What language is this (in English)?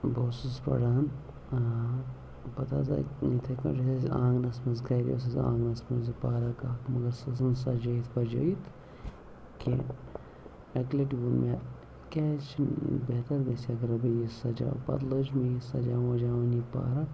Kashmiri